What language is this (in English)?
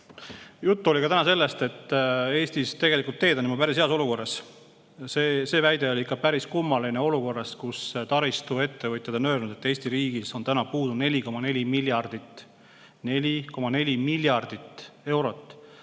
Estonian